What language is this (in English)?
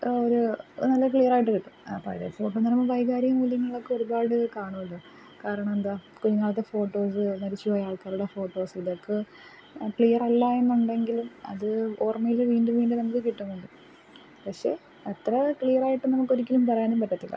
Malayalam